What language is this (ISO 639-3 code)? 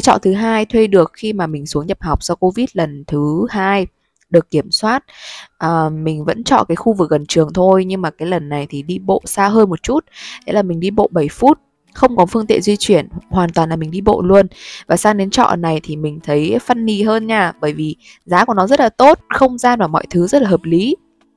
vie